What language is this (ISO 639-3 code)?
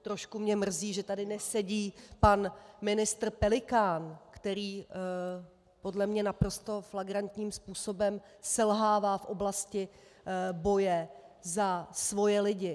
ces